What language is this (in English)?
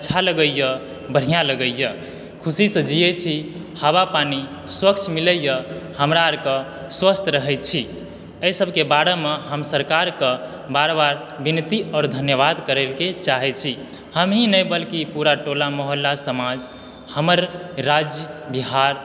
Maithili